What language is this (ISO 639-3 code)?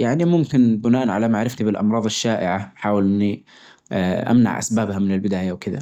ars